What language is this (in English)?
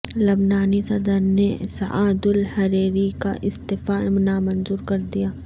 Urdu